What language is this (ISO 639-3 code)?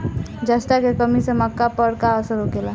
bho